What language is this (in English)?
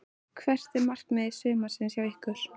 Icelandic